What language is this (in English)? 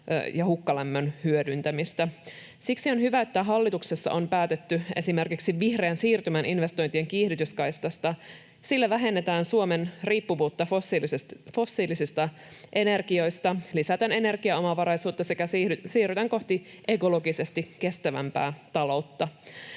Finnish